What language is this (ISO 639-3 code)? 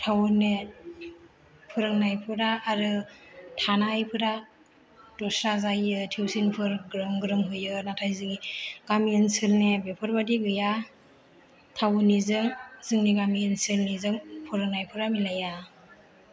brx